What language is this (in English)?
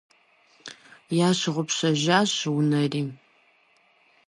Kabardian